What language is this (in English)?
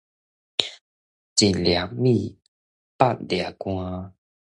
Min Nan Chinese